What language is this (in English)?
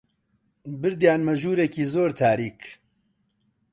Central Kurdish